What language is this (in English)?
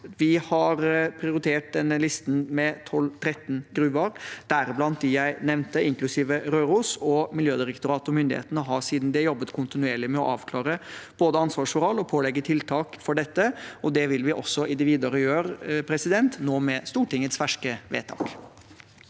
Norwegian